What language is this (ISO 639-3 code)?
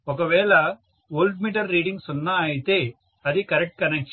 tel